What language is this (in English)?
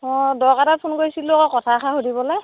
Assamese